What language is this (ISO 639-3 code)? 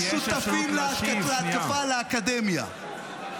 heb